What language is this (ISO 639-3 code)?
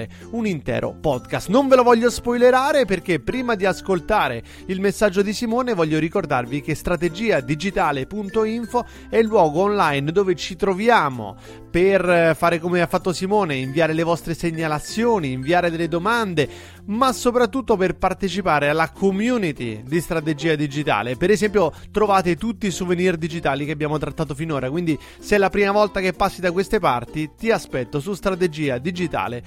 ita